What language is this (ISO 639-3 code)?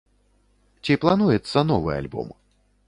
bel